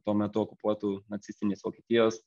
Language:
Lithuanian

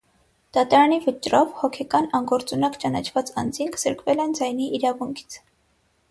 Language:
Armenian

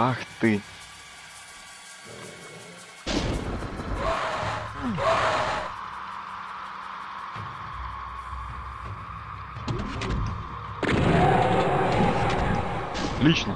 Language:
Russian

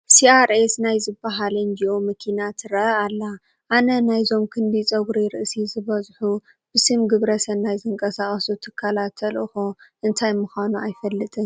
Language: Tigrinya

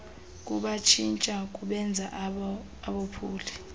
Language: Xhosa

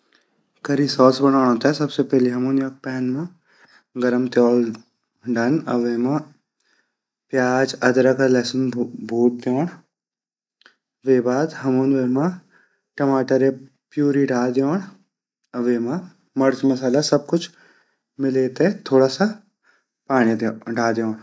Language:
Garhwali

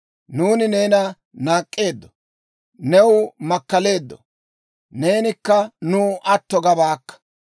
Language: Dawro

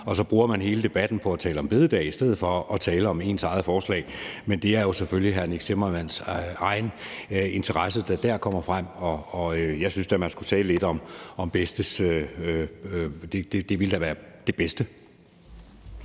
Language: Danish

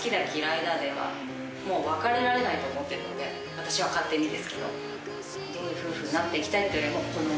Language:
Japanese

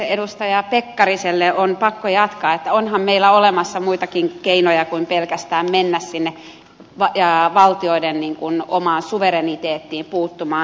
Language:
Finnish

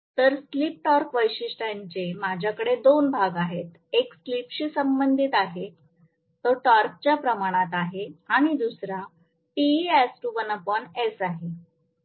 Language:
Marathi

